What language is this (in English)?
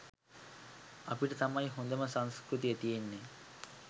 Sinhala